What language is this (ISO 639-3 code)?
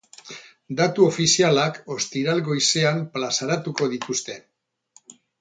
eus